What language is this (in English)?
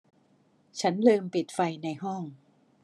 Thai